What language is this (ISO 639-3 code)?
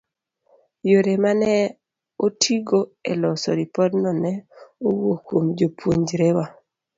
luo